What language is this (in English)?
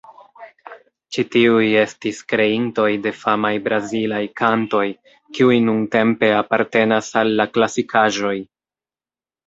Esperanto